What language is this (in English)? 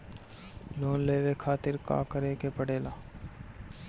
Bhojpuri